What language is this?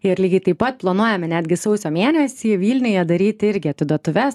Lithuanian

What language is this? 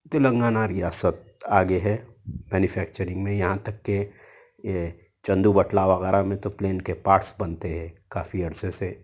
Urdu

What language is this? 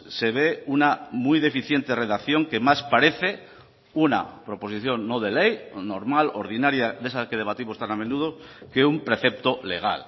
Spanish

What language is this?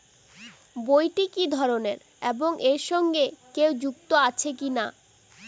Bangla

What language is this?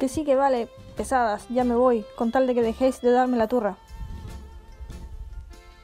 Spanish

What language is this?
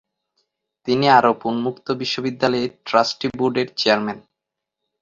Bangla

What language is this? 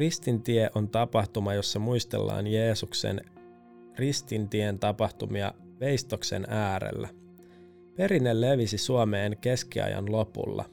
Finnish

